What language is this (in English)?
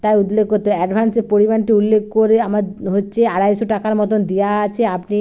Bangla